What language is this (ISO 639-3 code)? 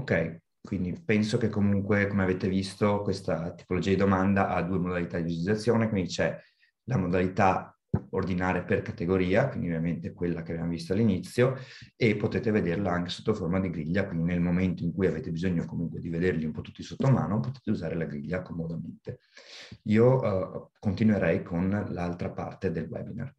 ita